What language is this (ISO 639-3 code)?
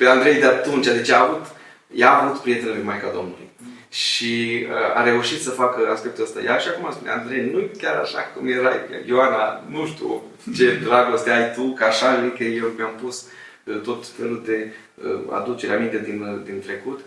ron